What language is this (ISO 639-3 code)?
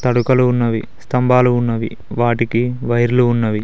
tel